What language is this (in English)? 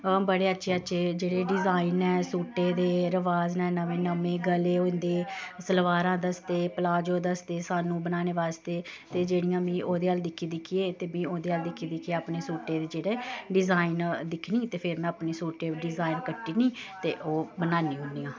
Dogri